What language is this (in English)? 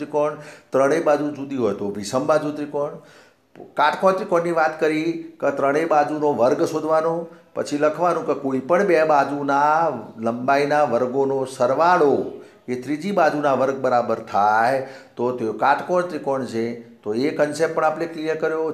Hindi